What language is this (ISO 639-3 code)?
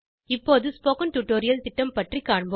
tam